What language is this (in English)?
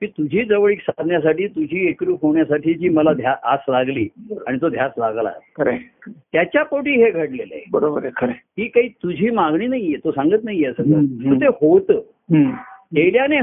Marathi